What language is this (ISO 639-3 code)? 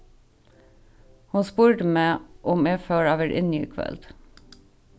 fao